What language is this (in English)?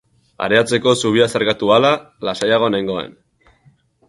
Basque